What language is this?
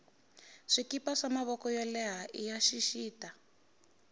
Tsonga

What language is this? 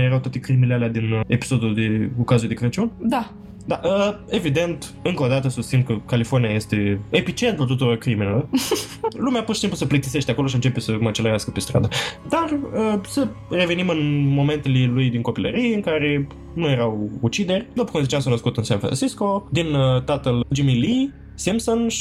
Romanian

